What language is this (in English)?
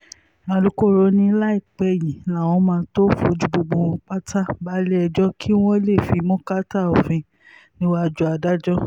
Yoruba